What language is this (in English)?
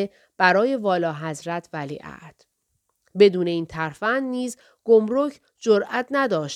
Persian